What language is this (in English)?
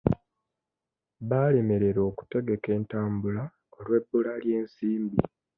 Ganda